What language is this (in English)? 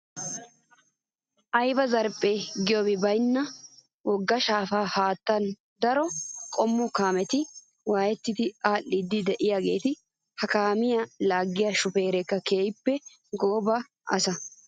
Wolaytta